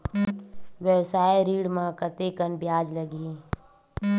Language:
Chhattisgarhi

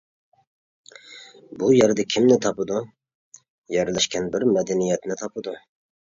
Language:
Uyghur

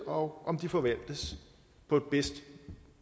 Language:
Danish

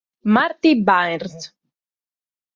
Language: Italian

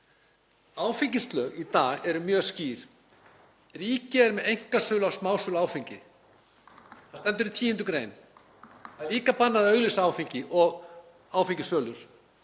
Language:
Icelandic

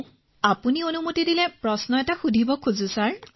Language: Assamese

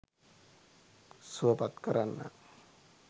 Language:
Sinhala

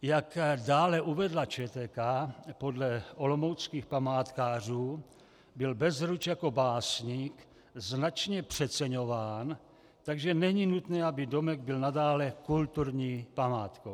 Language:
Czech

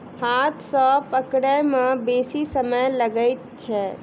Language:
Maithili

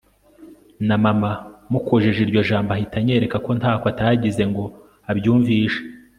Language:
Kinyarwanda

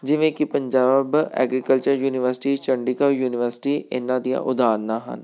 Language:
Punjabi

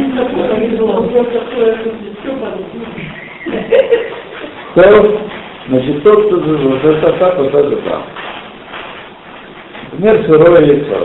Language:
Russian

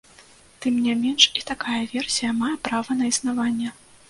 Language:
Belarusian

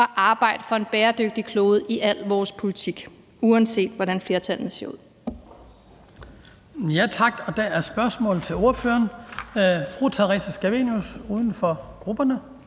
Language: Danish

